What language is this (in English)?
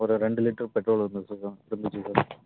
Tamil